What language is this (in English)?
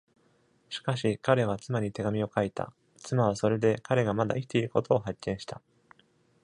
Japanese